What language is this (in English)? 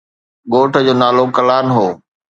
Sindhi